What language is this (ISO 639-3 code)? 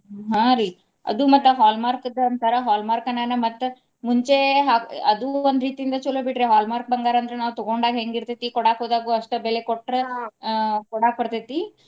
kan